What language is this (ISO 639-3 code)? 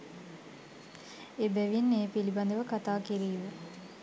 sin